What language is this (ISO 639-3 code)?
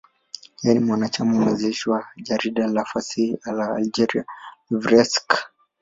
swa